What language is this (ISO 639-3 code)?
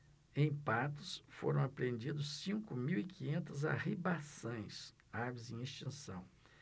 por